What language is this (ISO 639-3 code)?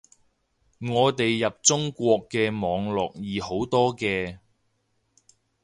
yue